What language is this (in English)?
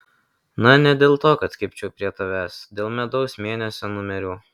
Lithuanian